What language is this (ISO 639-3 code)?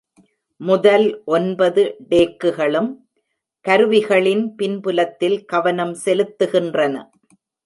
tam